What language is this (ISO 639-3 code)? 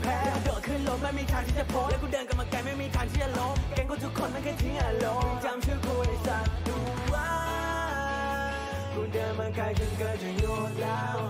tha